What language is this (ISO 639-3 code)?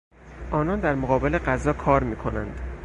fas